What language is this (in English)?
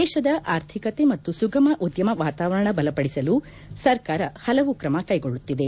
Kannada